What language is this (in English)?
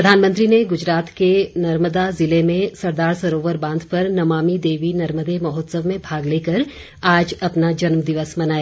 Hindi